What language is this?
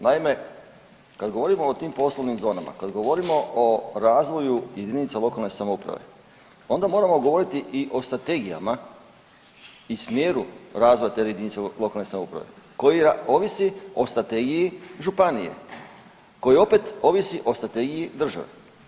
Croatian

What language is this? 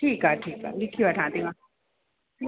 Sindhi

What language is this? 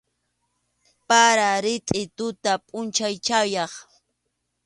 Arequipa-La Unión Quechua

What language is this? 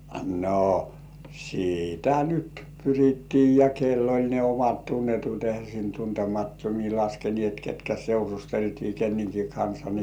Finnish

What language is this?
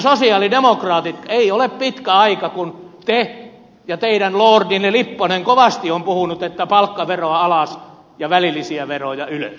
Finnish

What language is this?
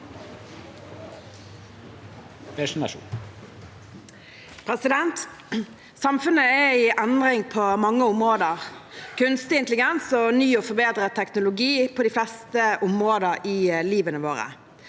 Norwegian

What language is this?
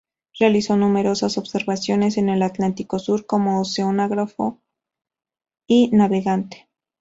Spanish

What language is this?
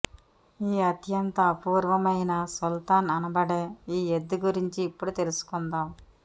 Telugu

